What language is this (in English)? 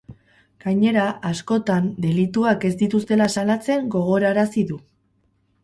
Basque